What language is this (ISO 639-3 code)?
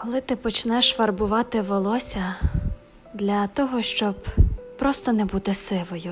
ukr